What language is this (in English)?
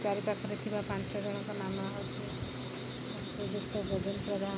Odia